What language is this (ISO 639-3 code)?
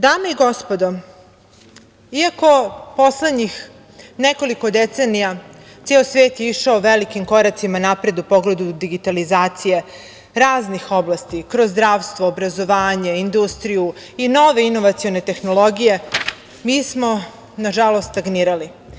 srp